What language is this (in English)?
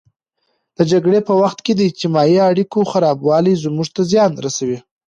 Pashto